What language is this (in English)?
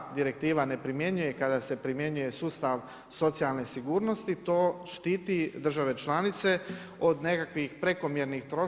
Croatian